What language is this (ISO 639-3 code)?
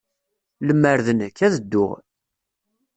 kab